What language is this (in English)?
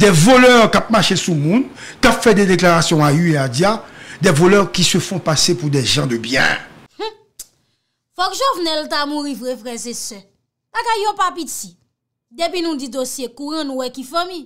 French